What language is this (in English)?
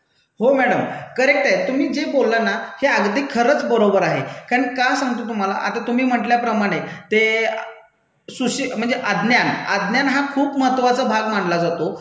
Marathi